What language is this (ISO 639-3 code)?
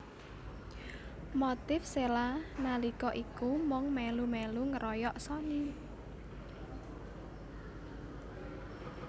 jav